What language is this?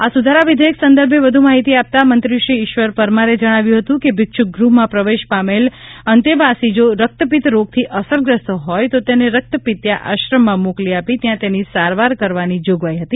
Gujarati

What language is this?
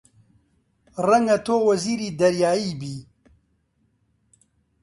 Central Kurdish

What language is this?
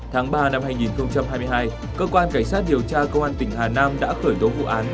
Vietnamese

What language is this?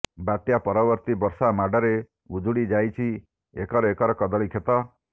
Odia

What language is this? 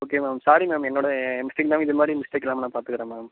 Tamil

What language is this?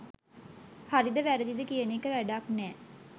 Sinhala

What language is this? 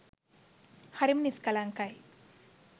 Sinhala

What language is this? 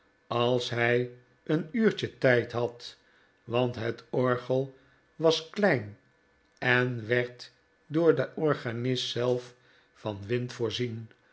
Dutch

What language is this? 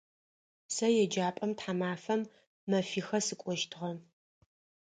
Adyghe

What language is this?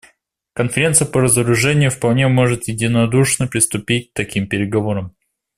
Russian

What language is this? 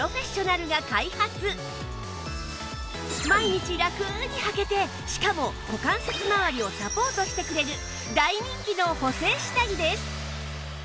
Japanese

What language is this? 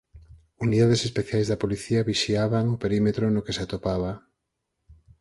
Galician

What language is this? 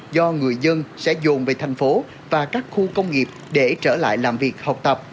Vietnamese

